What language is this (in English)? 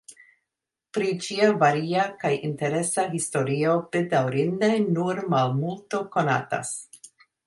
Esperanto